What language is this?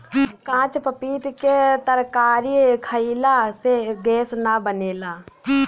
Bhojpuri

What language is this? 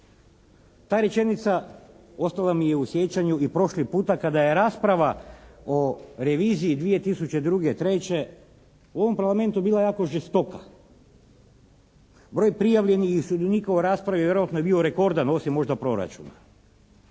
Croatian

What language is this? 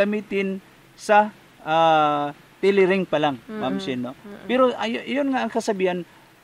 Filipino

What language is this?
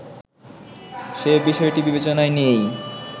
Bangla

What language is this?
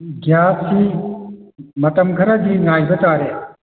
Manipuri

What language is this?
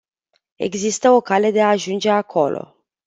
Romanian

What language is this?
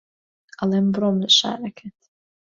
Central Kurdish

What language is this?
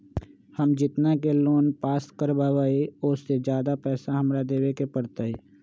Magahi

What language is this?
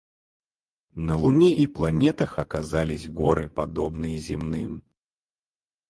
Russian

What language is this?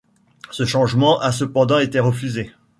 French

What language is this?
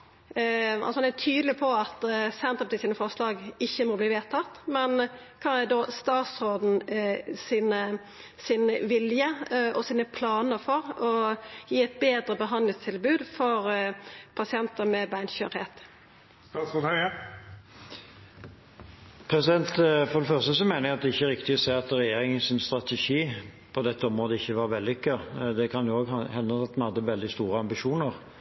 Norwegian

